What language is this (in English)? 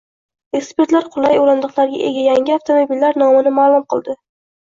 Uzbek